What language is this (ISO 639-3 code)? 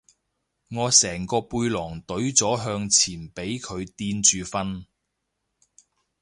yue